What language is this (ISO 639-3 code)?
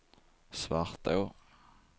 swe